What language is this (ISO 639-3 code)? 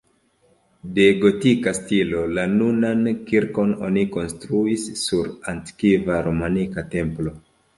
epo